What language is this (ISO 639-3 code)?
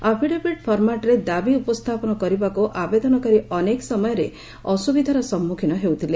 ori